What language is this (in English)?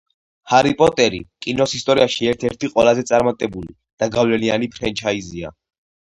Georgian